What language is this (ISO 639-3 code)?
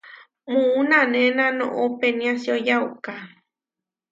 var